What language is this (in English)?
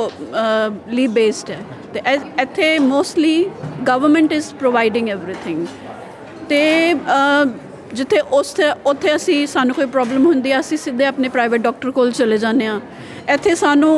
Punjabi